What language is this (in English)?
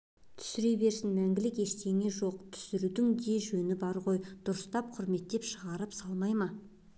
Kazakh